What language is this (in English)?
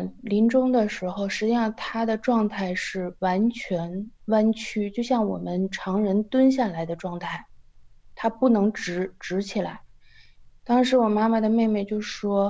Chinese